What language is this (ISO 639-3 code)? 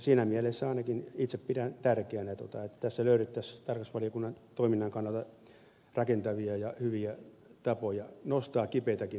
fin